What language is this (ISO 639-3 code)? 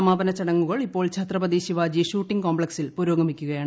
mal